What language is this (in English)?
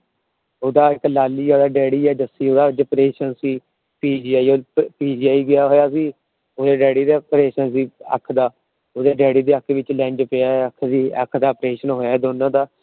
Punjabi